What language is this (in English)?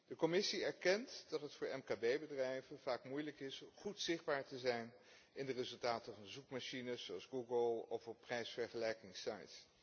Dutch